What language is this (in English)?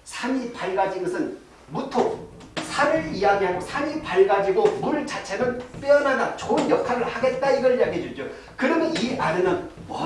Korean